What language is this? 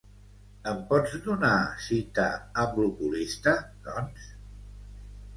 Catalan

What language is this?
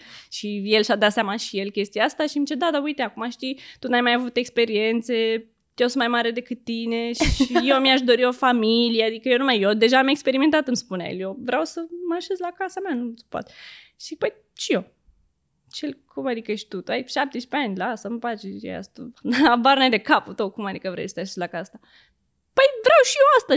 Romanian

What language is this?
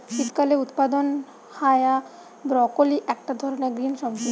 Bangla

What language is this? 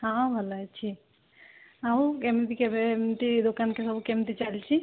Odia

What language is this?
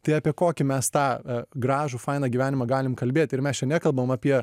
Lithuanian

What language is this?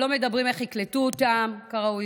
Hebrew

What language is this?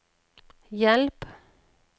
Norwegian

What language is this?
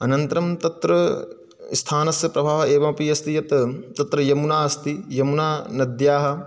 Sanskrit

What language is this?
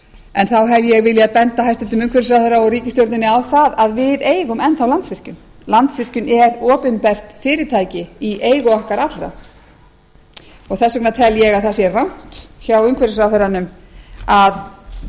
Icelandic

